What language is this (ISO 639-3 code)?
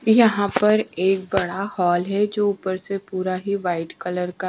hin